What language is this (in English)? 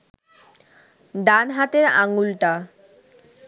Bangla